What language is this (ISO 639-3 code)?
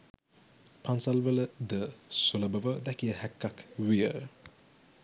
sin